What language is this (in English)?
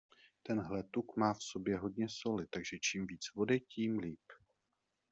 Czech